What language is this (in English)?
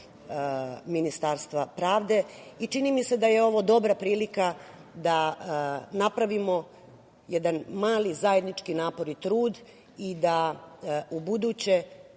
Serbian